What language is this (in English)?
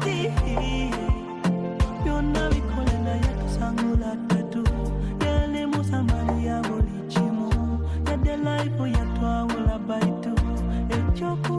Swahili